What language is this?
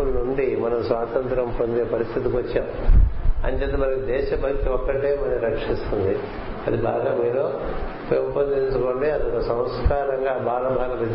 Telugu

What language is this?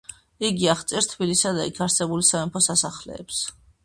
Georgian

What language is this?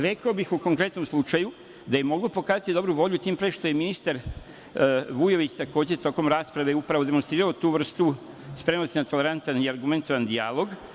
Serbian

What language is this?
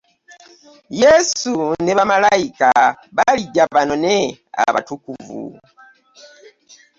Ganda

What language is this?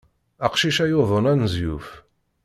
Kabyle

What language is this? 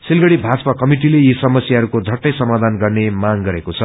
Nepali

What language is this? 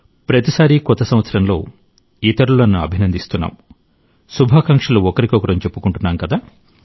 Telugu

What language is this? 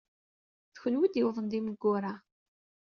Kabyle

